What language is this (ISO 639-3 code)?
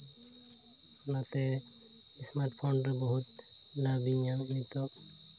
sat